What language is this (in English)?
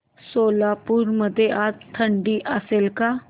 Marathi